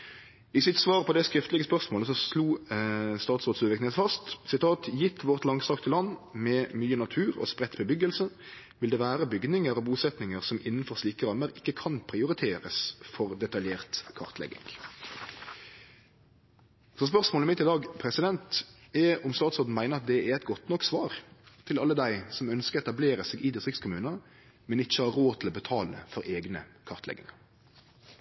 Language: Norwegian Nynorsk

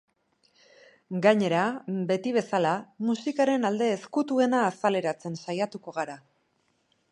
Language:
Basque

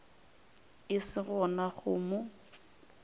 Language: Northern Sotho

